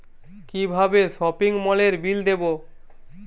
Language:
Bangla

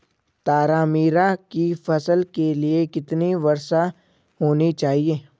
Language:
Hindi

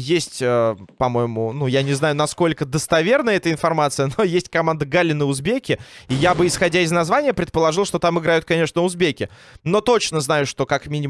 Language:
Russian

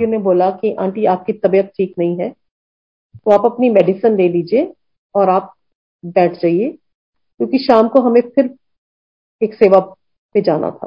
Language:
Hindi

